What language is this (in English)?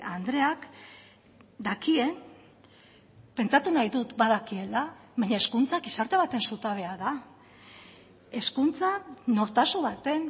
Basque